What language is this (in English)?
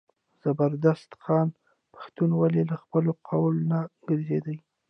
Pashto